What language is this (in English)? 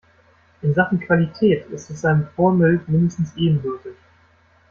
German